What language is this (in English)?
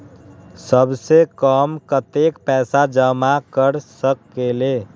Magahi